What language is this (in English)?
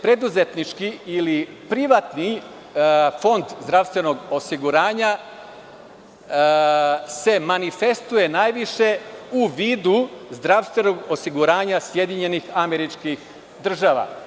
Serbian